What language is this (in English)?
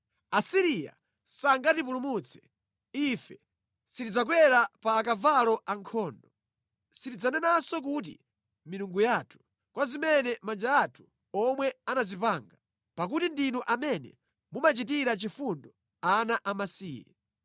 Nyanja